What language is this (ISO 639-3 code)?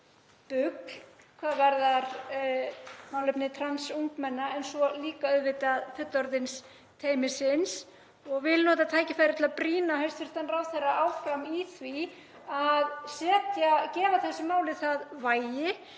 isl